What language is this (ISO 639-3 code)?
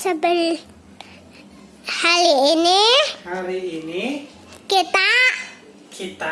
ind